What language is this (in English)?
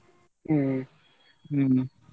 Kannada